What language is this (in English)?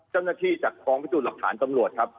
Thai